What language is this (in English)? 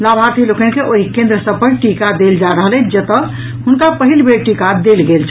Maithili